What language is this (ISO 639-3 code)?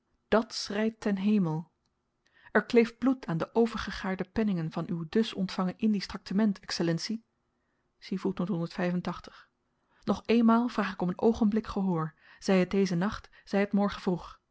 nld